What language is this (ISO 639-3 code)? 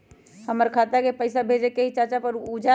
mag